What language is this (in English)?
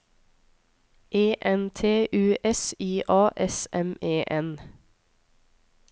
Norwegian